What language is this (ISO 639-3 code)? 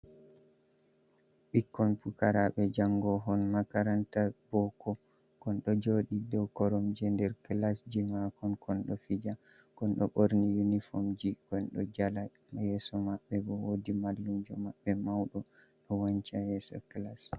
ful